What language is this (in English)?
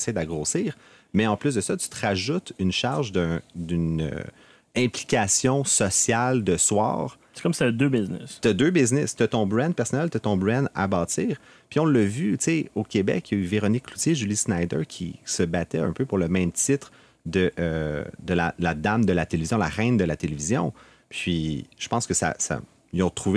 French